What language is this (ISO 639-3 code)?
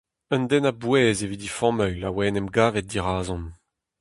bre